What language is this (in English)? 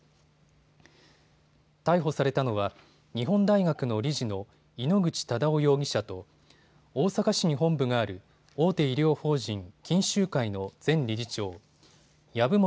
Japanese